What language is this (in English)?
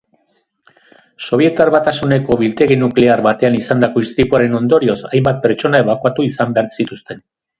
Basque